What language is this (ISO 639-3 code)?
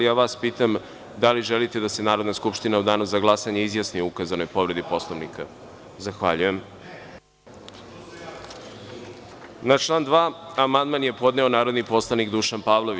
srp